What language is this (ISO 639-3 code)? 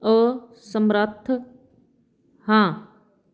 pan